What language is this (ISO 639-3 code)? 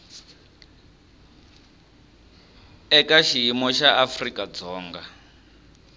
tso